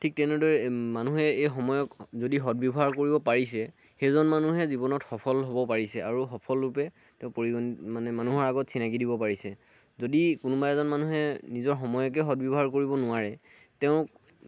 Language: Assamese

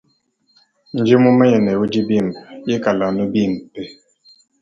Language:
Luba-Lulua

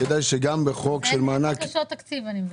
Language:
Hebrew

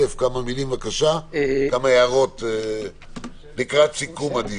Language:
Hebrew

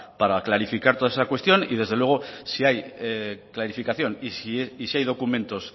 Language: Spanish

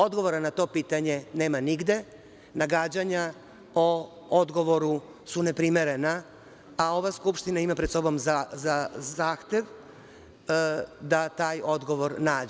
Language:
Serbian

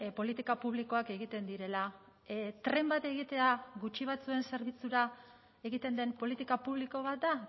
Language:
Basque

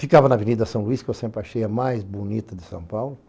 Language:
Portuguese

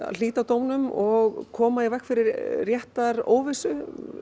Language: Icelandic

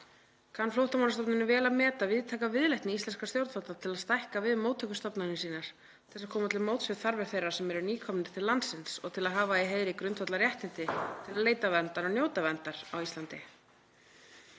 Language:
Icelandic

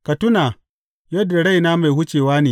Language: Hausa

